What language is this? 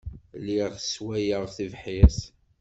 Kabyle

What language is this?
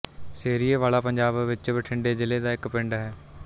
Punjabi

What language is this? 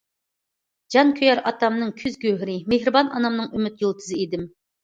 Uyghur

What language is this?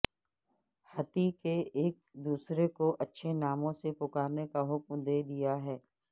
Urdu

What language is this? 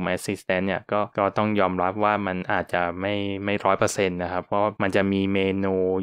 Thai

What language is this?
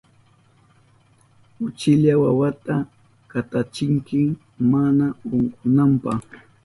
Southern Pastaza Quechua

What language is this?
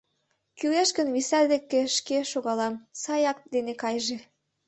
Mari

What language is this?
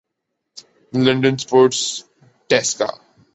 Urdu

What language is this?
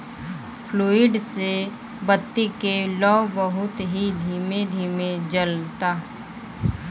Bhojpuri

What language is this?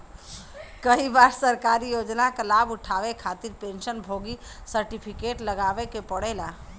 Bhojpuri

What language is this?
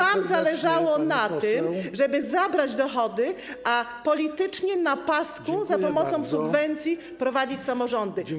Polish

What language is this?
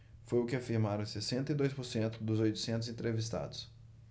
Portuguese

